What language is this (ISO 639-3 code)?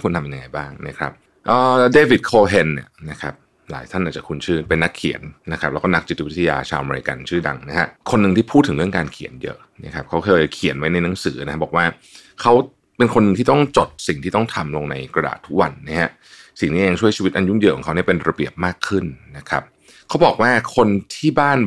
tha